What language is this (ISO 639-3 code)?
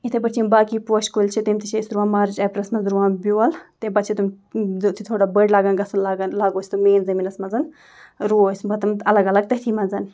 kas